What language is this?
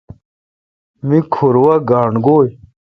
Kalkoti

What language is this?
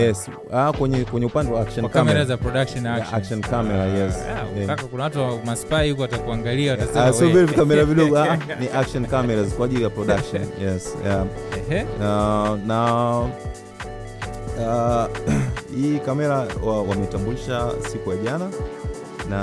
Swahili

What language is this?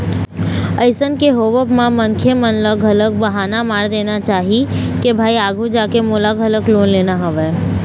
Chhattisgarhi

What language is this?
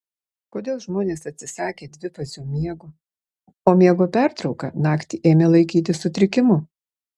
Lithuanian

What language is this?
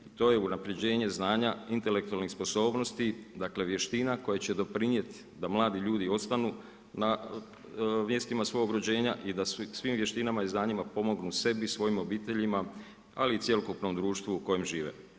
Croatian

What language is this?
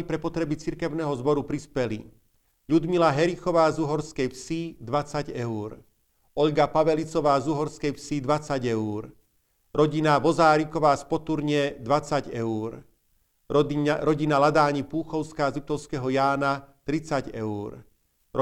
Slovak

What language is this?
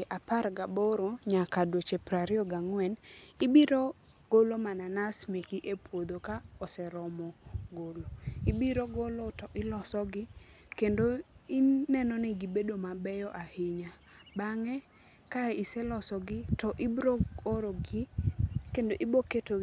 Luo (Kenya and Tanzania)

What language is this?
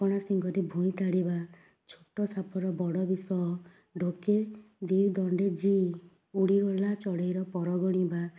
Odia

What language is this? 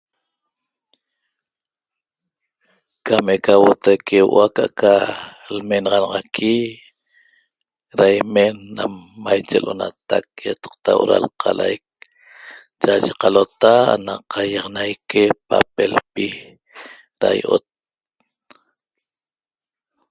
Toba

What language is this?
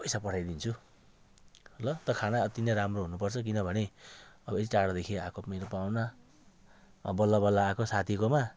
Nepali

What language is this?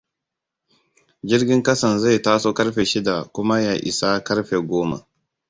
Hausa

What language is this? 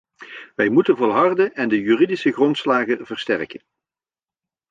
Dutch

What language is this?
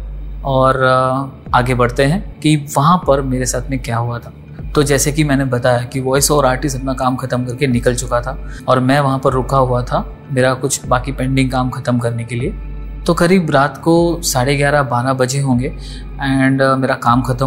Hindi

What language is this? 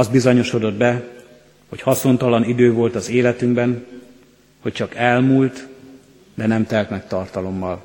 Hungarian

